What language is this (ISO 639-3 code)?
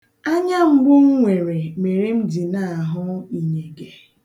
ibo